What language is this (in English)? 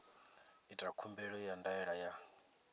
Venda